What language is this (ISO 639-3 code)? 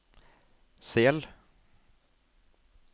nor